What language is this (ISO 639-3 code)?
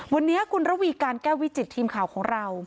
tha